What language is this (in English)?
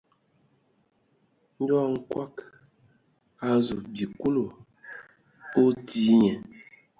Ewondo